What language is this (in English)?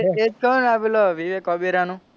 Gujarati